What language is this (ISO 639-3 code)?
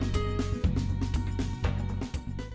vie